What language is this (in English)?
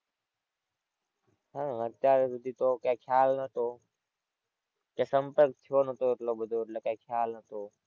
Gujarati